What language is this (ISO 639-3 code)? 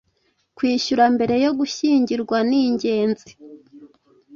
kin